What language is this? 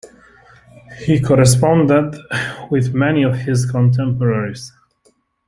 English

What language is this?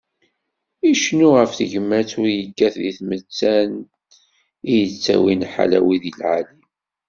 Kabyle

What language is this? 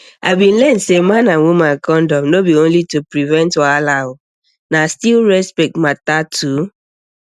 Nigerian Pidgin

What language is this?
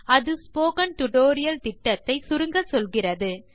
Tamil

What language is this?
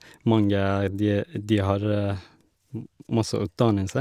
Norwegian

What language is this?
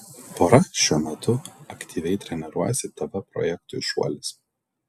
Lithuanian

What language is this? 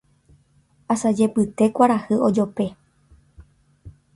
Guarani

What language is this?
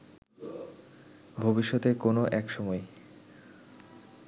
Bangla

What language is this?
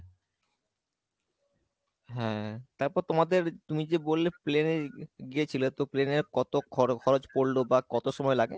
Bangla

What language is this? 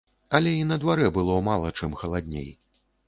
Belarusian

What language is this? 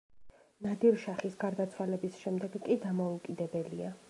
Georgian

